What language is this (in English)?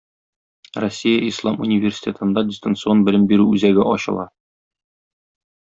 Tatar